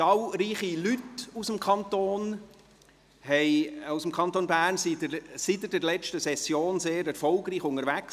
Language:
Swiss German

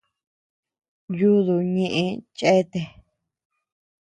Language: Tepeuxila Cuicatec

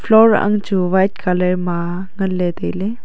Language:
Wancho Naga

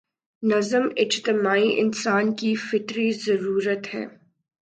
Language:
Urdu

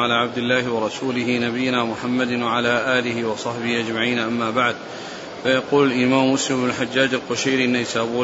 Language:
Arabic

